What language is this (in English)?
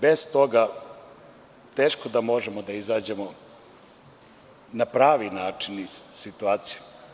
Serbian